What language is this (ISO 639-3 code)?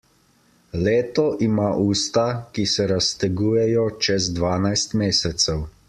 slv